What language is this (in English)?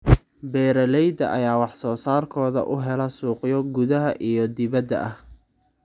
Somali